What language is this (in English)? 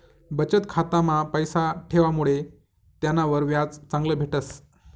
Marathi